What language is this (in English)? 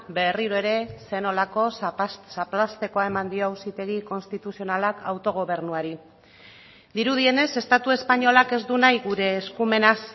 Basque